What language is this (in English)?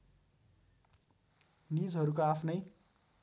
Nepali